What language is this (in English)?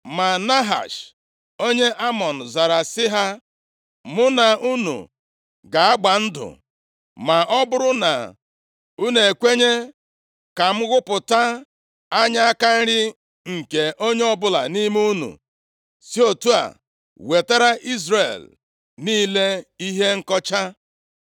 Igbo